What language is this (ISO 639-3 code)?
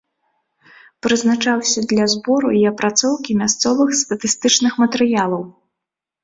bel